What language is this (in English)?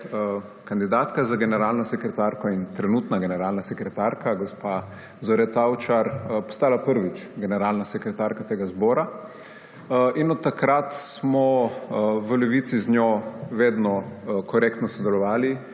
Slovenian